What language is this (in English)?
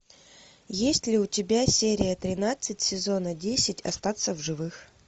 Russian